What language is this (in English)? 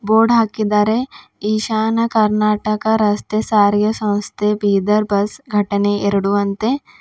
Kannada